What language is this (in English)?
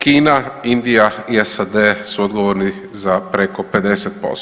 Croatian